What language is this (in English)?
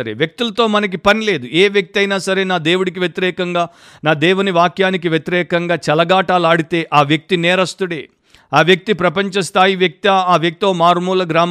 Telugu